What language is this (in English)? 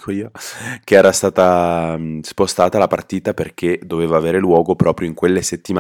Italian